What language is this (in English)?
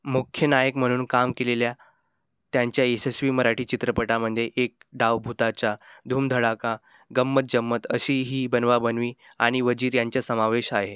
Marathi